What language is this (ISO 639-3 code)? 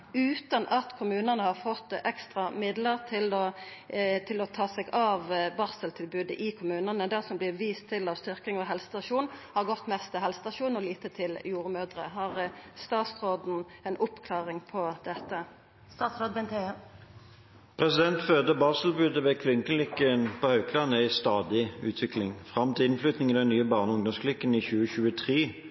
nor